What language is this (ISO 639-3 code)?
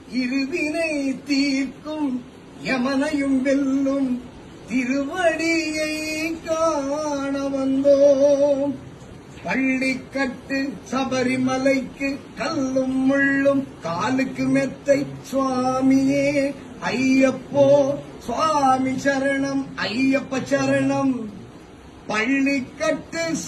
ara